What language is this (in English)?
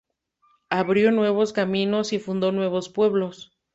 Spanish